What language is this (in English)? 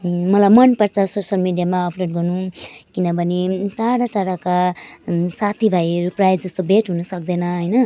Nepali